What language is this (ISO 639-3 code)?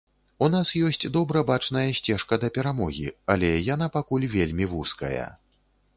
bel